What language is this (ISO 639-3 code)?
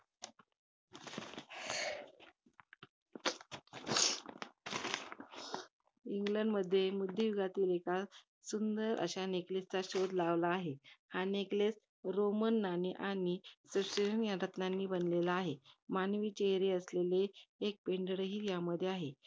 mar